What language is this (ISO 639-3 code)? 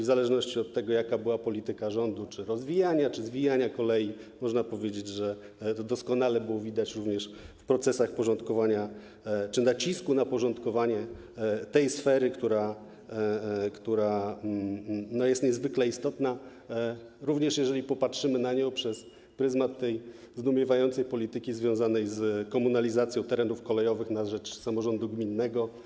pol